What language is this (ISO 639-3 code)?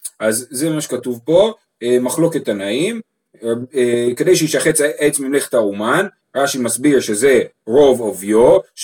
heb